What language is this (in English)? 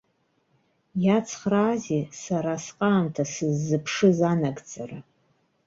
Abkhazian